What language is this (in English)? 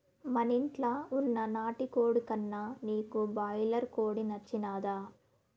Telugu